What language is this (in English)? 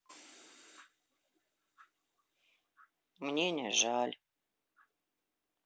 Russian